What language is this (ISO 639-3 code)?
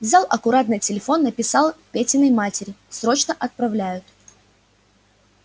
rus